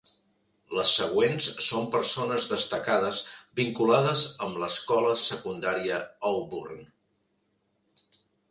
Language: Catalan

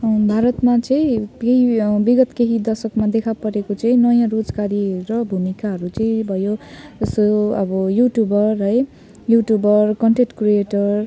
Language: Nepali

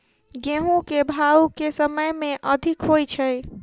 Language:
Maithili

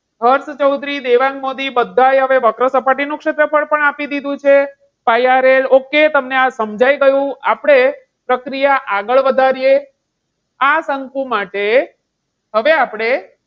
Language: Gujarati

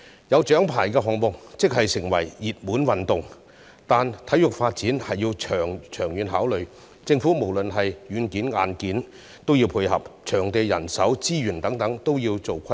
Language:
Cantonese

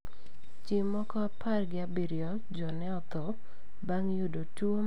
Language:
Luo (Kenya and Tanzania)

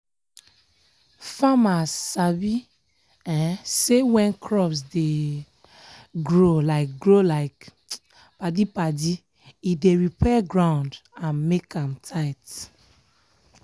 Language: Nigerian Pidgin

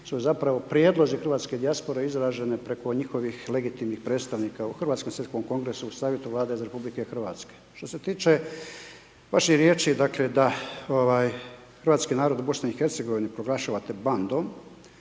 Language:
Croatian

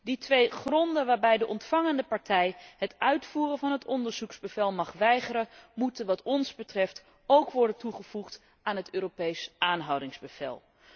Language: Dutch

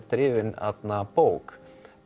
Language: Icelandic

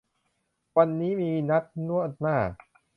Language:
Thai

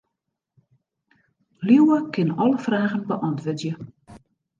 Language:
Western Frisian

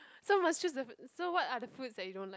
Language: English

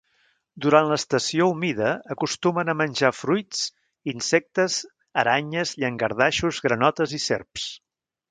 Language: Catalan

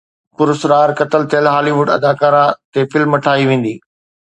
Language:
Sindhi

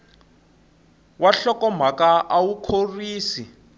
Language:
Tsonga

